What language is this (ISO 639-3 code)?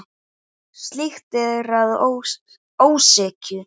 isl